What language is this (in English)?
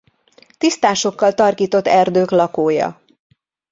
Hungarian